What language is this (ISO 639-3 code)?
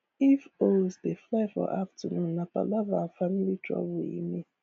pcm